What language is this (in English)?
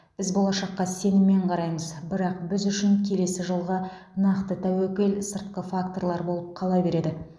Kazakh